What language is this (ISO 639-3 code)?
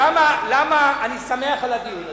heb